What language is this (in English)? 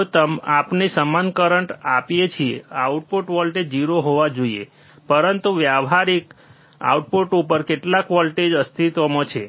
Gujarati